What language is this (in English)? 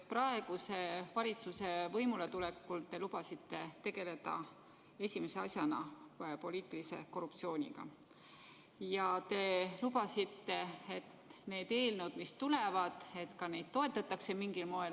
Estonian